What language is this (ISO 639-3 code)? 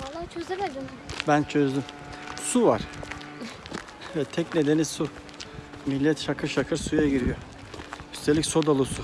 tur